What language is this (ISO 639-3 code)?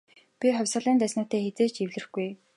mon